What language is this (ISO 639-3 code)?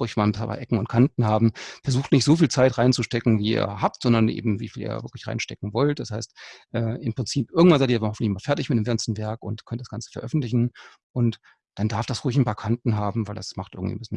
deu